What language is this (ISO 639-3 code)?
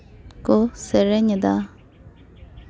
sat